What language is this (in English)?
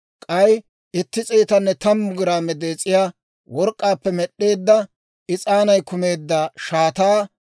Dawro